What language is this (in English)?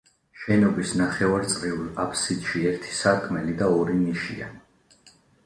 Georgian